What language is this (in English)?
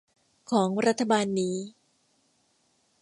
Thai